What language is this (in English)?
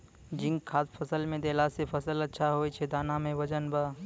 Maithili